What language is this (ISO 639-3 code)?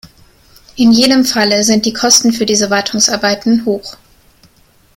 deu